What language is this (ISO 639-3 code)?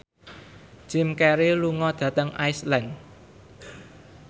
jav